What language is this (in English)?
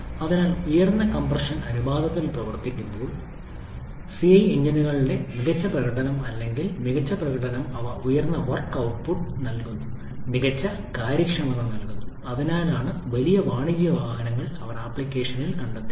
Malayalam